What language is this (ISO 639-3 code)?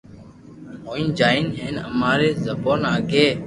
lrk